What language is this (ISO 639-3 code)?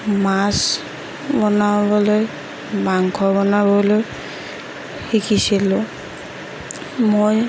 asm